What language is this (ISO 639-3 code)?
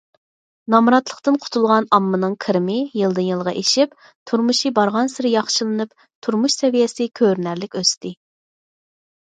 uig